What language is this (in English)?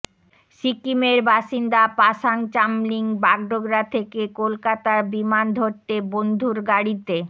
Bangla